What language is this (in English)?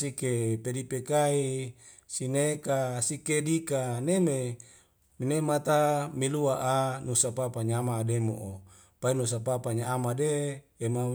Wemale